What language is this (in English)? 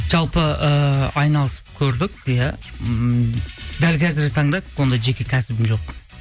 Kazakh